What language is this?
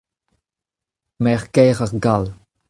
Breton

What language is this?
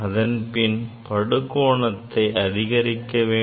Tamil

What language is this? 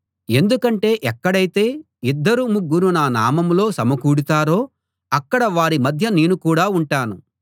Telugu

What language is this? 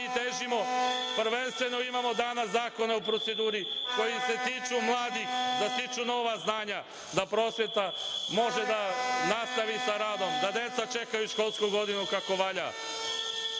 Serbian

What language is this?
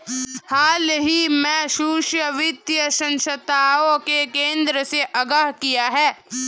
Hindi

